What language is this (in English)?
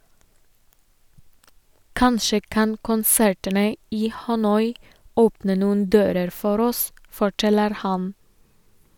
Norwegian